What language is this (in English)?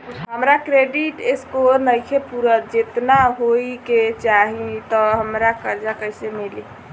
Bhojpuri